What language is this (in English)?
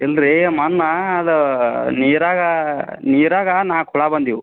Kannada